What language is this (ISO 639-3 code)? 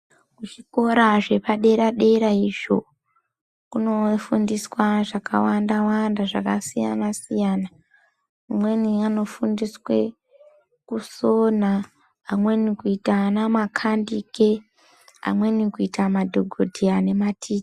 ndc